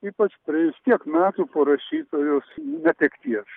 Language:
Lithuanian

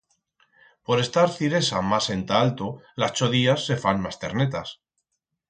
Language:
Aragonese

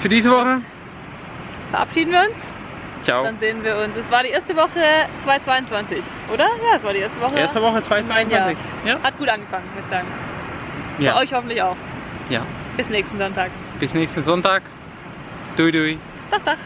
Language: German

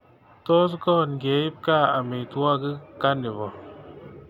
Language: Kalenjin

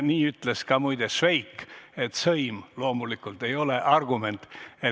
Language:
Estonian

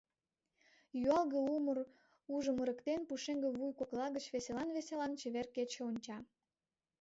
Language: Mari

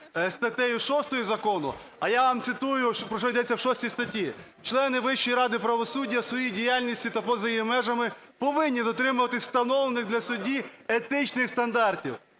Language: Ukrainian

